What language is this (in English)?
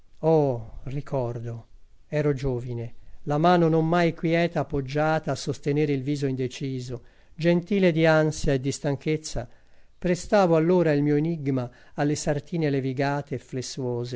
Italian